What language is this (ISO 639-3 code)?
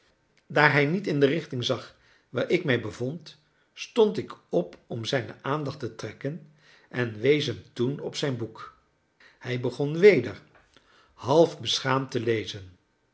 nld